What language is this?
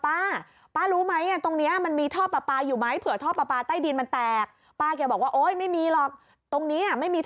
Thai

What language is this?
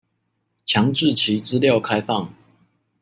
Chinese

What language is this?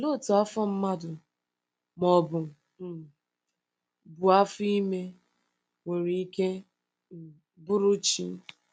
Igbo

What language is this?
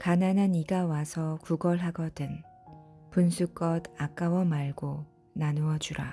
Korean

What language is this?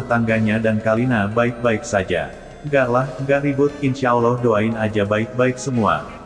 Indonesian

